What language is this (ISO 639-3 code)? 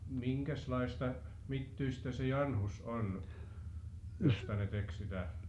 fin